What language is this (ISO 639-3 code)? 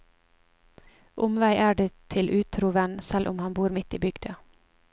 nor